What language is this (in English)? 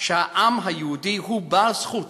Hebrew